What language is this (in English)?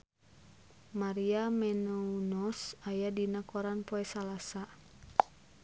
Sundanese